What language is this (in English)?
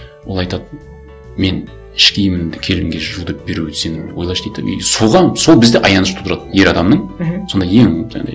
Kazakh